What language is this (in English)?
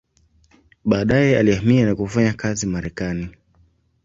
Swahili